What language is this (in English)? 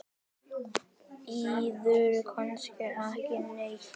Icelandic